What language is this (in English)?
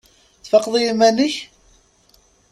Kabyle